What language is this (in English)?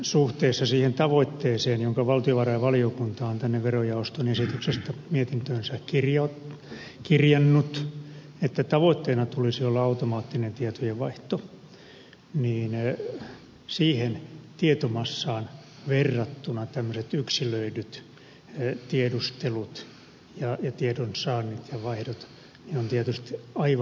Finnish